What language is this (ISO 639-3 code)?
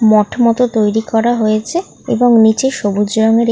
ben